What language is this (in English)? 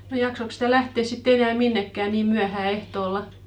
Finnish